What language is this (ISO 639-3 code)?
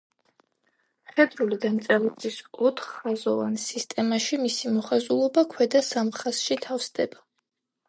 kat